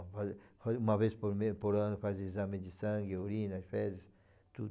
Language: Portuguese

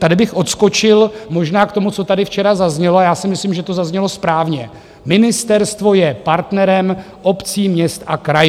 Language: Czech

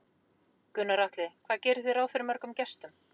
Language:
Icelandic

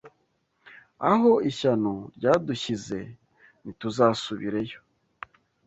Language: Kinyarwanda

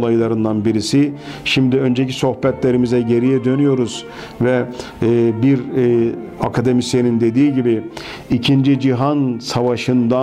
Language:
Turkish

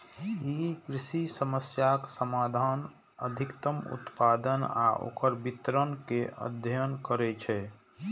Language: Maithili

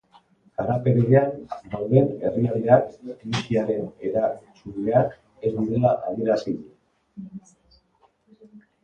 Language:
Basque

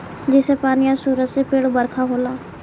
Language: Bhojpuri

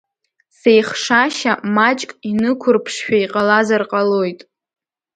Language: Abkhazian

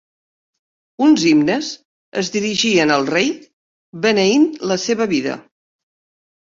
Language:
Catalan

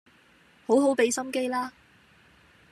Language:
Cantonese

